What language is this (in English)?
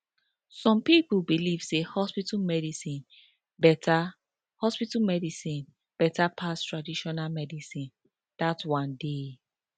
Nigerian Pidgin